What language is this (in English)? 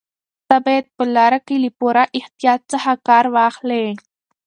Pashto